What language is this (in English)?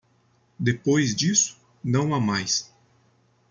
Portuguese